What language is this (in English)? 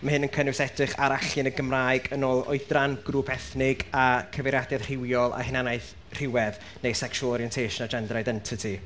Welsh